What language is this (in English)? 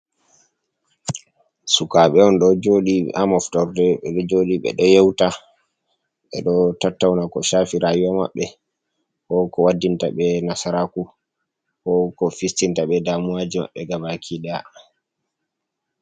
Fula